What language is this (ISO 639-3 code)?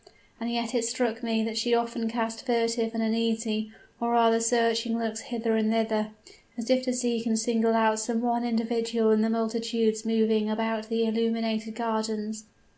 eng